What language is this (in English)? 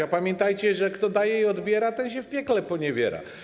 Polish